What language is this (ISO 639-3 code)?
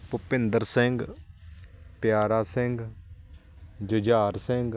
pan